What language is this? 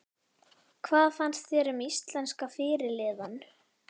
Icelandic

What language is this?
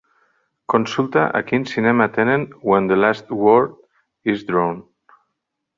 Catalan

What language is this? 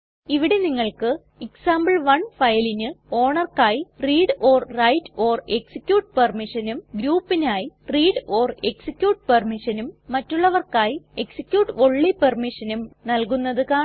Malayalam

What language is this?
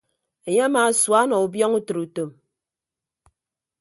Ibibio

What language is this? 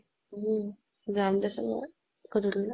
Assamese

